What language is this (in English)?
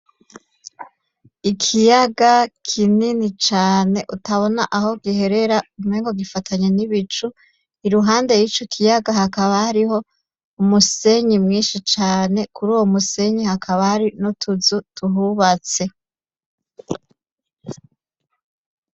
Rundi